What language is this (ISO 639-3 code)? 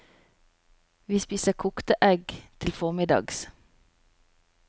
nor